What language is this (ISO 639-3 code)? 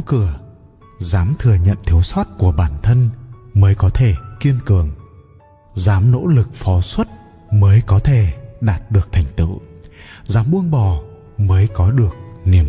vie